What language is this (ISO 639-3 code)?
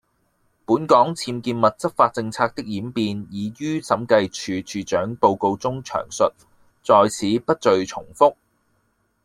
yue